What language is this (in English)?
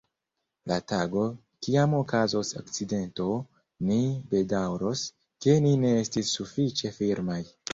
Esperanto